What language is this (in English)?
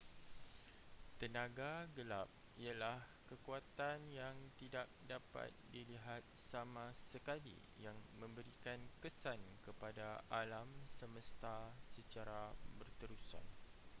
Malay